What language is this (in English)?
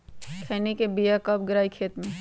Magahi